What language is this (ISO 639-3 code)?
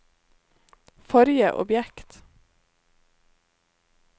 nor